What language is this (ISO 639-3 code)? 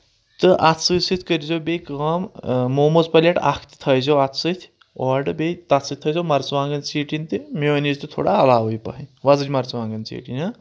kas